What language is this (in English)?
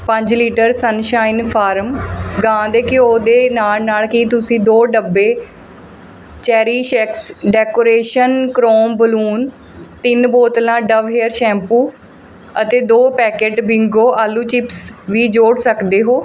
Punjabi